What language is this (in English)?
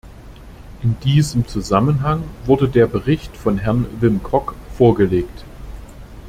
German